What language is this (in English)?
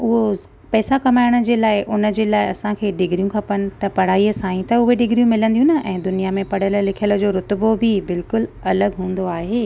Sindhi